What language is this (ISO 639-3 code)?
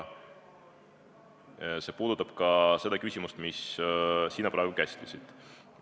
est